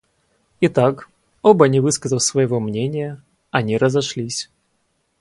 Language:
Russian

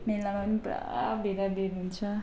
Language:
Nepali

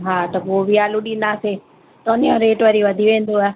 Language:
Sindhi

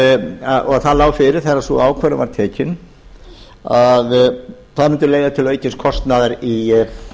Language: Icelandic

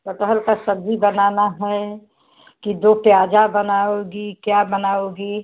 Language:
Hindi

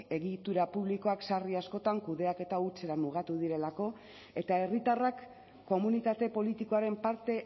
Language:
Basque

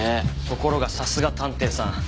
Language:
Japanese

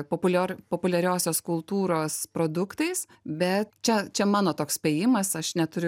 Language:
Lithuanian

